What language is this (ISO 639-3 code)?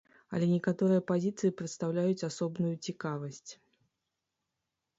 bel